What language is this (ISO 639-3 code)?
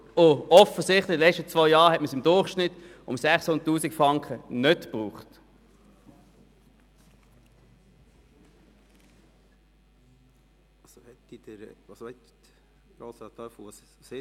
gsw